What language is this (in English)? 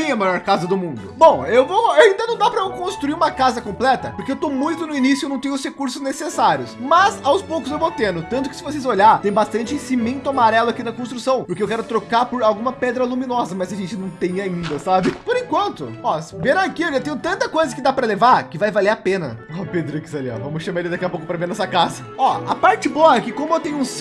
Portuguese